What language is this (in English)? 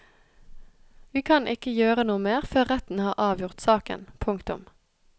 Norwegian